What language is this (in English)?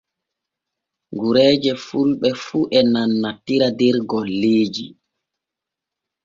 Borgu Fulfulde